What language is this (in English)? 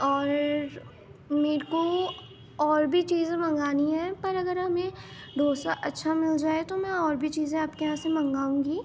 Urdu